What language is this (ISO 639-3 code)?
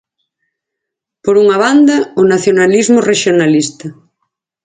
glg